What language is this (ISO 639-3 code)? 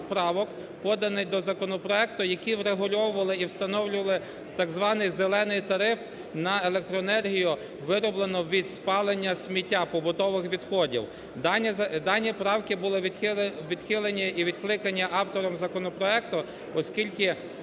ukr